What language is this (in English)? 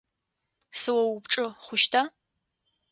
Adyghe